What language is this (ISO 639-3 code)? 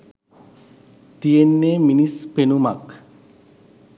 sin